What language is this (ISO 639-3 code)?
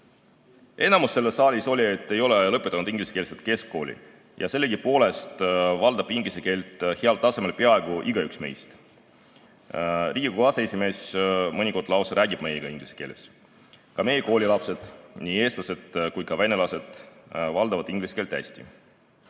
est